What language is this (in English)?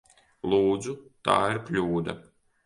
Latvian